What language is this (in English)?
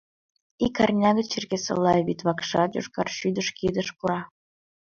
Mari